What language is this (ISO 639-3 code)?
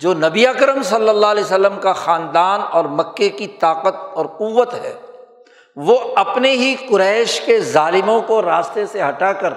urd